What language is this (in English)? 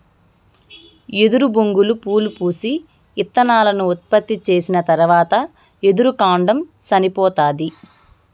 Telugu